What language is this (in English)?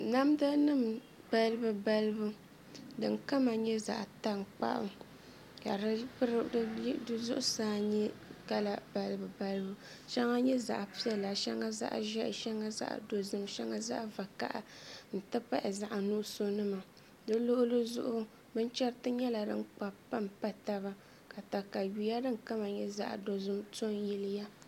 Dagbani